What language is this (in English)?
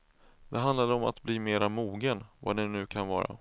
Swedish